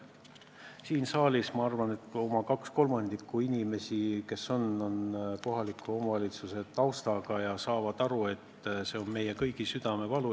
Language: Estonian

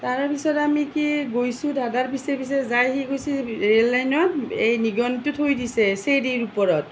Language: Assamese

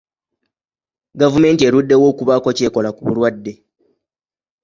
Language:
Ganda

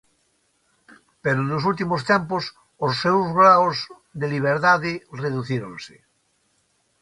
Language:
Galician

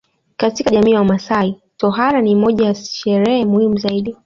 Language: Swahili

